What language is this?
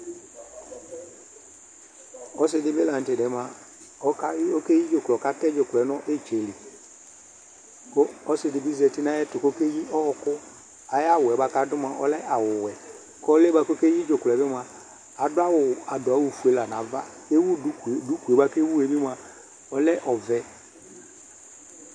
Ikposo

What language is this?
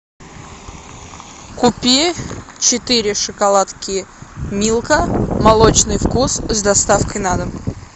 Russian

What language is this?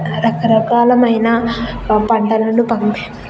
Telugu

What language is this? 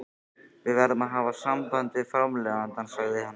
Icelandic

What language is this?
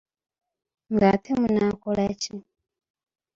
Ganda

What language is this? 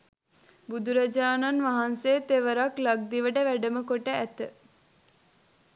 Sinhala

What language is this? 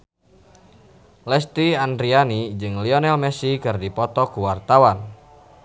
Sundanese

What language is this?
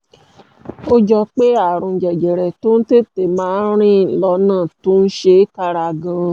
Yoruba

